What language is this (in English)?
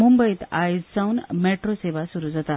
Konkani